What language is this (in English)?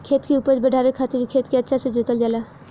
Bhojpuri